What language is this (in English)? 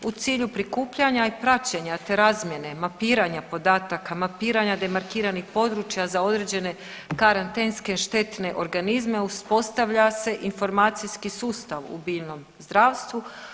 Croatian